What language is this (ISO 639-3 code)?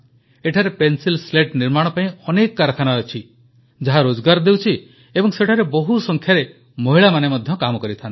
ori